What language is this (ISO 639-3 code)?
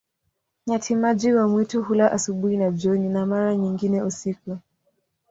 swa